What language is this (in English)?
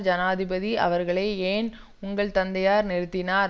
Tamil